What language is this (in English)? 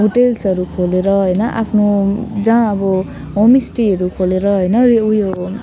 Nepali